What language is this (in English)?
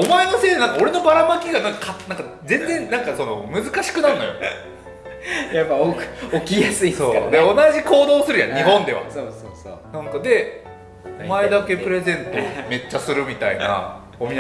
Japanese